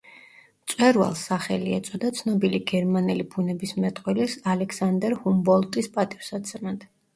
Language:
Georgian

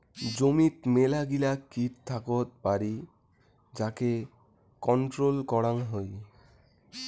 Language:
Bangla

